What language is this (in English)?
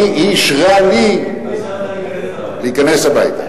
Hebrew